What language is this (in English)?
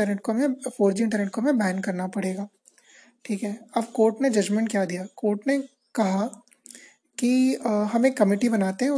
Hindi